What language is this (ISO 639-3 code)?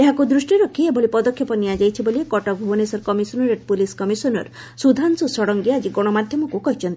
ori